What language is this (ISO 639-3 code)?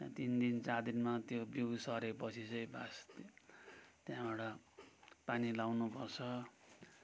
nep